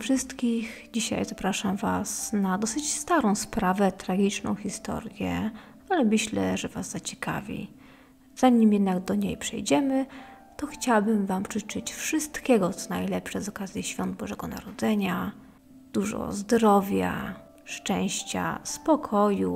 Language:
Polish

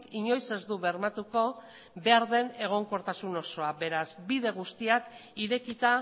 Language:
Basque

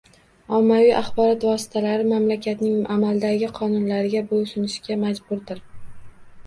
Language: Uzbek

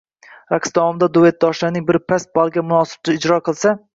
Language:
Uzbek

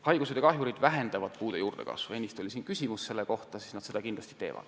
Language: Estonian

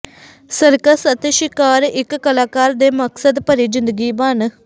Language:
Punjabi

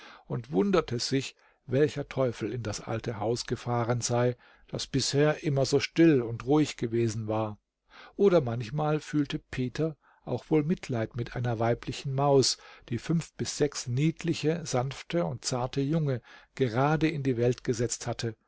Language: German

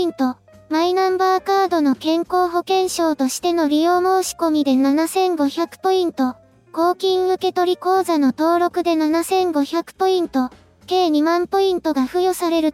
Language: Japanese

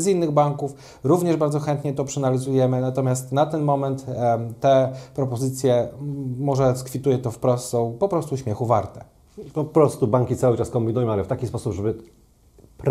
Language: Polish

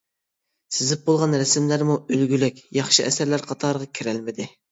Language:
Uyghur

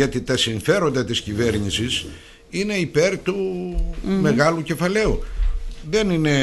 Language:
Greek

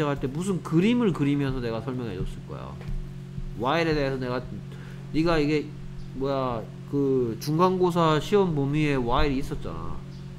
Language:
Korean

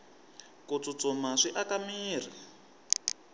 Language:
Tsonga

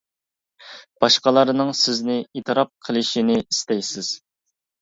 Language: Uyghur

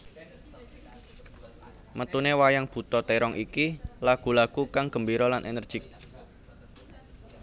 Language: Javanese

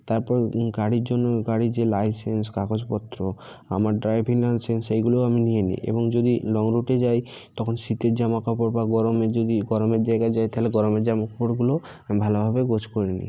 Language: Bangla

